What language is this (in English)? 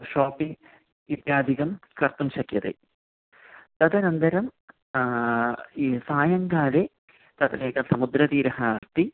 Sanskrit